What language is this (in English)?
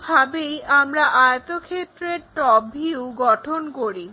Bangla